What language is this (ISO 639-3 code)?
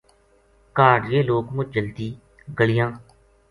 gju